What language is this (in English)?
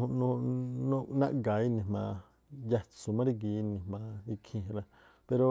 Tlacoapa Me'phaa